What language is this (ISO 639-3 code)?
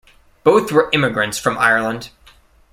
eng